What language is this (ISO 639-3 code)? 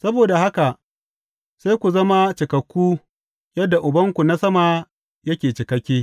hau